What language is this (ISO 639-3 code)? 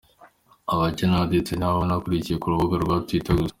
kin